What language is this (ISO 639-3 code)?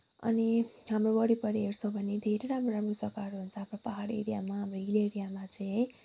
nep